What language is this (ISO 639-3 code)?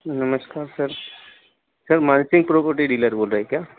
hin